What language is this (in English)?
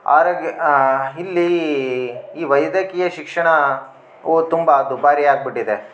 Kannada